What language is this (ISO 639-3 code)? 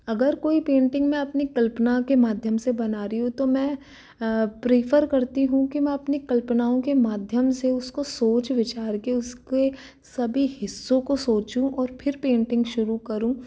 hin